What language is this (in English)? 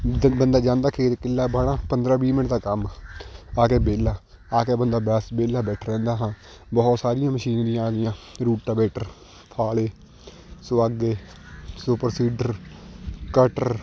Punjabi